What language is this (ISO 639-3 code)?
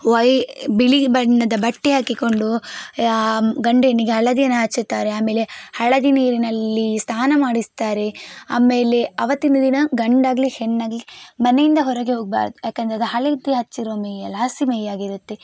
kan